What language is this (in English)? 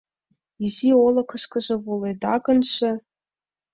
Mari